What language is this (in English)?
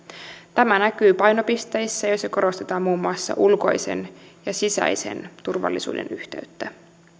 Finnish